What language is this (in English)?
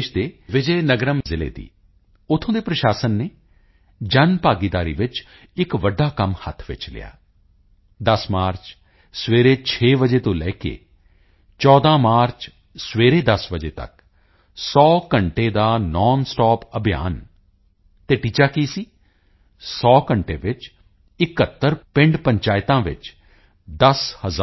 Punjabi